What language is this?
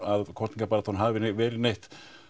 Icelandic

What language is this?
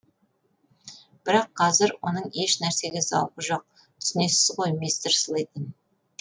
Kazakh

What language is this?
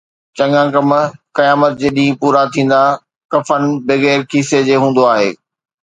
Sindhi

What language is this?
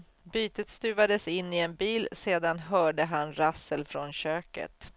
Swedish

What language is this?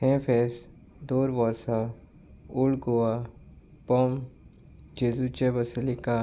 Konkani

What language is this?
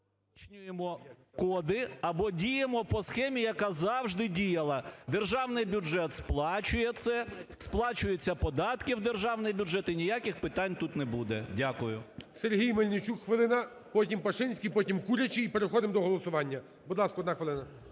Ukrainian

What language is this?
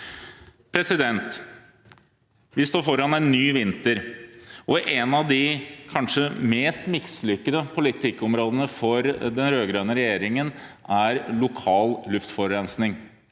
Norwegian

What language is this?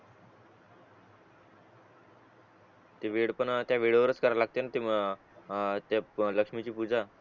Marathi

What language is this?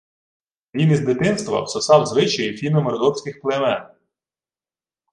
Ukrainian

